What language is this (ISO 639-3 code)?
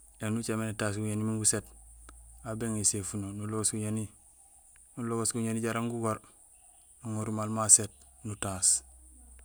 gsl